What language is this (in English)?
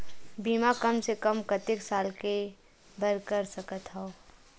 Chhattisgarhi